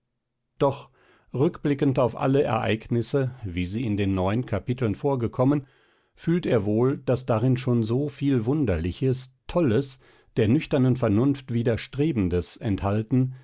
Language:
German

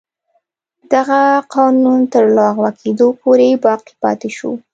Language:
Pashto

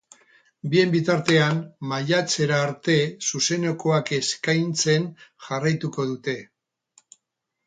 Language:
Basque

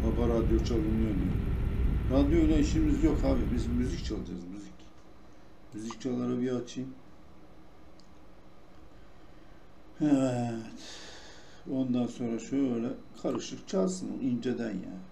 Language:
Turkish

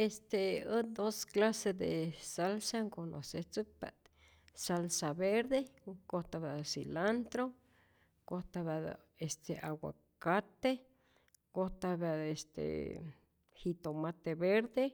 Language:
Rayón Zoque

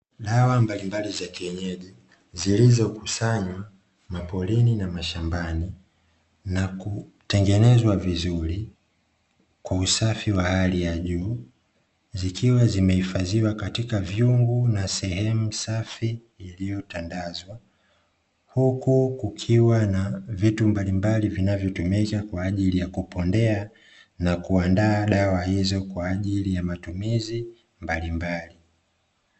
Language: Swahili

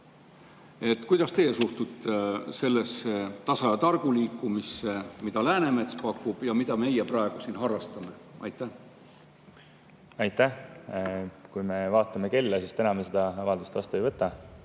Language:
Estonian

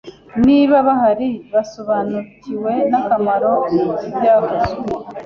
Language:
Kinyarwanda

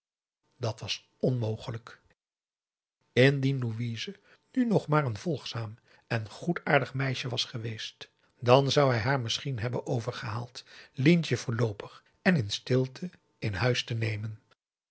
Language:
Dutch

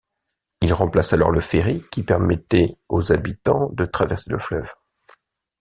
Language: French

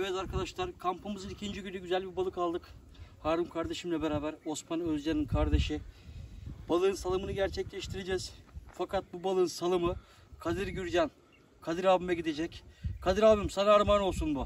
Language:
Turkish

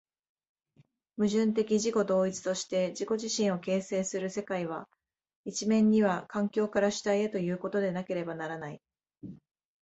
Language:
Japanese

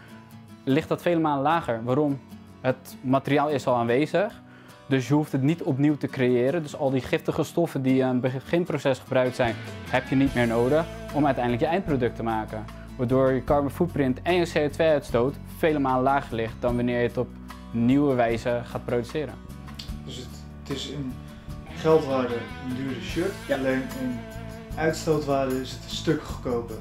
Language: Dutch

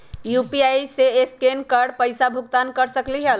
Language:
Magahi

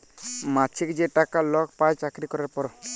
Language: Bangla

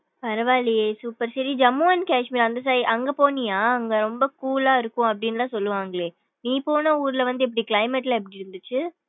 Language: Tamil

